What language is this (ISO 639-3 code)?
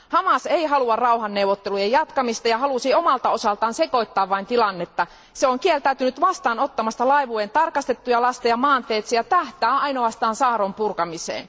fin